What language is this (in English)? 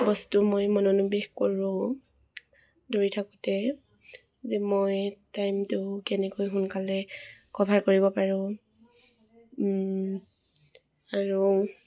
Assamese